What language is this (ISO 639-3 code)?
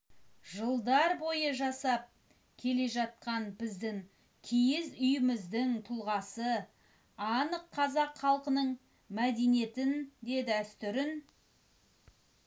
kaz